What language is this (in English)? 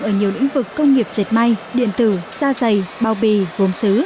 Vietnamese